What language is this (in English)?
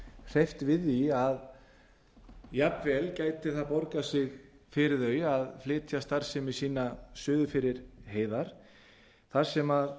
Icelandic